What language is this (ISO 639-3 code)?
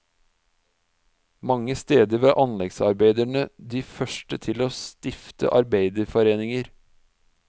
nor